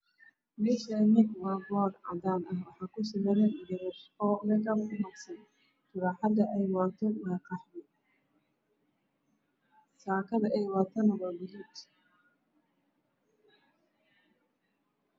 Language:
Somali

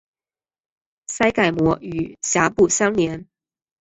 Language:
Chinese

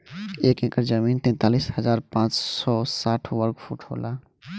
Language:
Bhojpuri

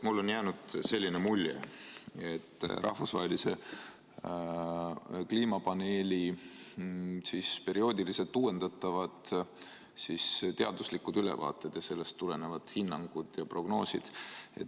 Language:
Estonian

